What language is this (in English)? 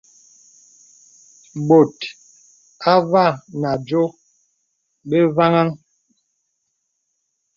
Bebele